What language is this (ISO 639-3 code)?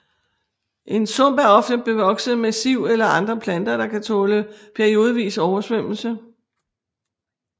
dan